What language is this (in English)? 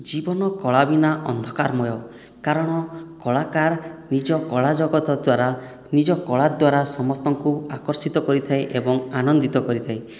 Odia